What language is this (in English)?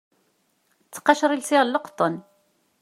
Kabyle